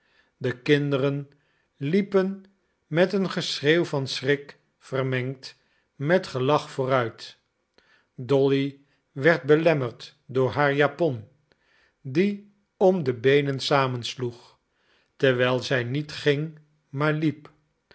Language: Dutch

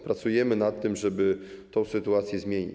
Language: Polish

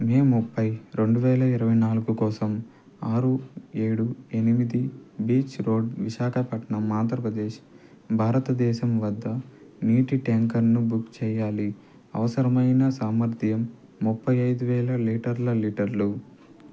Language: Telugu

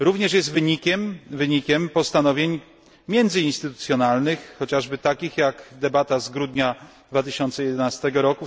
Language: Polish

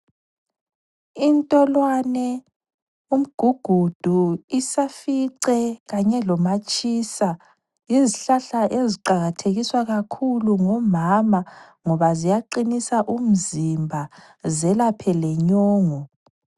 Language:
North Ndebele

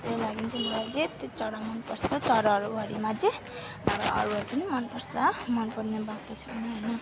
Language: Nepali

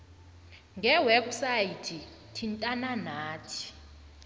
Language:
South Ndebele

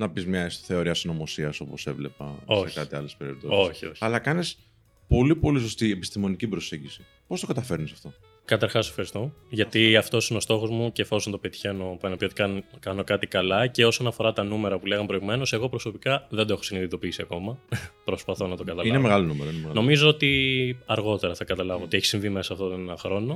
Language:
Greek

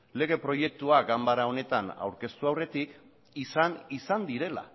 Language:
Basque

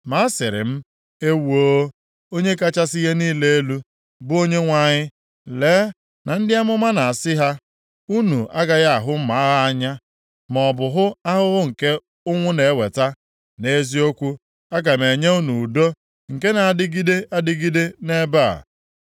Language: Igbo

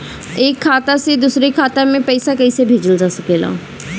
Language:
Bhojpuri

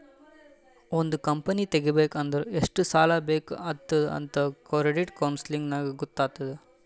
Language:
Kannada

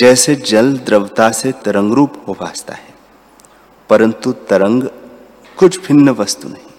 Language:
Hindi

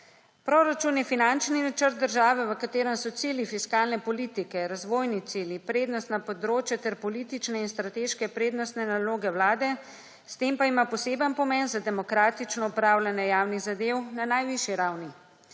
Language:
Slovenian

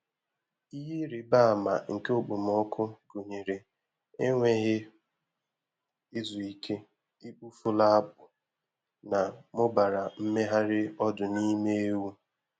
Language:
Igbo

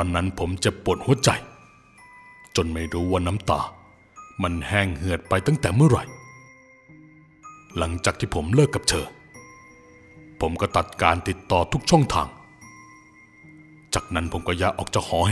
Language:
Thai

